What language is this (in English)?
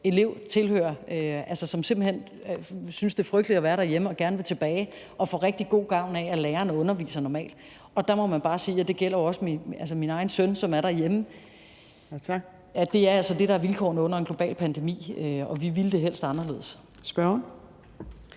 Danish